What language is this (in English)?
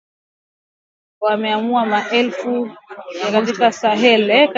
Swahili